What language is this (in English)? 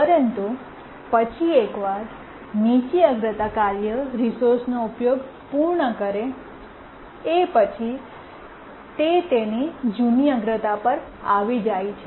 Gujarati